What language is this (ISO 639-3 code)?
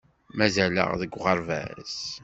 kab